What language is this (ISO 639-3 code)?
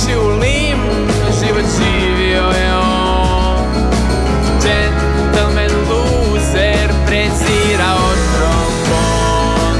hrv